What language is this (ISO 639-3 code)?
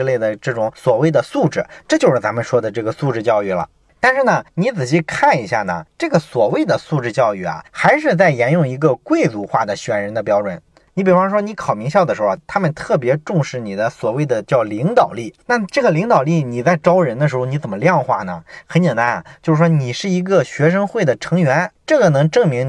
zho